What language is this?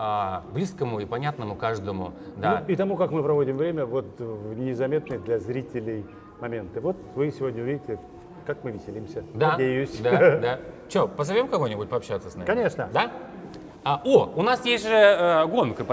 Russian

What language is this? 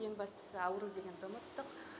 Kazakh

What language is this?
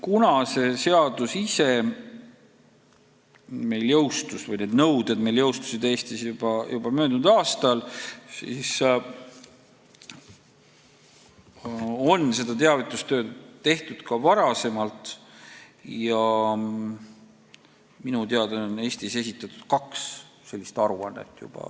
Estonian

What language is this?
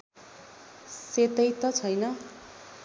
Nepali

